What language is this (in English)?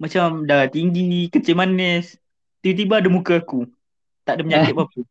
Malay